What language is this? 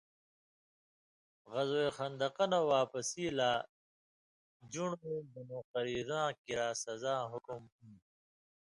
Indus Kohistani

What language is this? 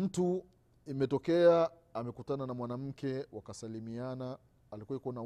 Swahili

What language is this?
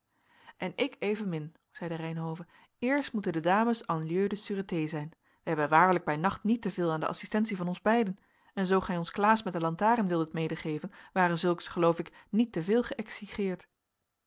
Dutch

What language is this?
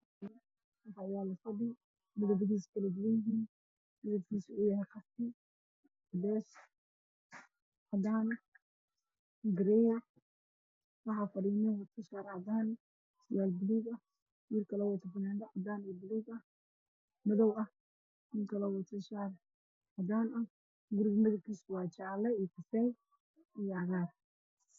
Somali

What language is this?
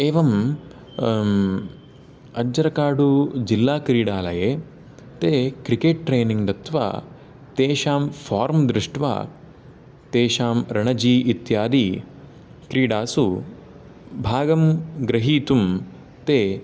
Sanskrit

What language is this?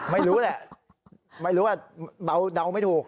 Thai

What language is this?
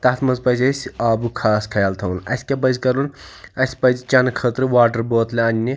Kashmiri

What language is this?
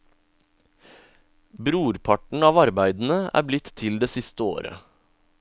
Norwegian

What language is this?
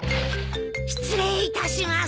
Japanese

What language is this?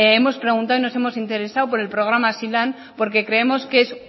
Spanish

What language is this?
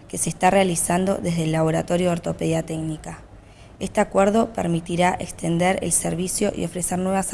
Spanish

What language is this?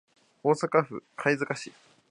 Japanese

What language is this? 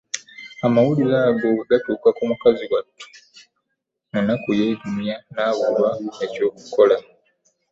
Ganda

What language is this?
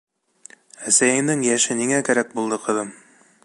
Bashkir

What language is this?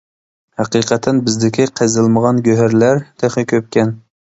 Uyghur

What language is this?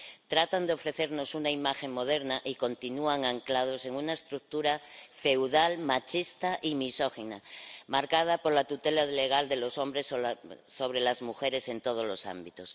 Spanish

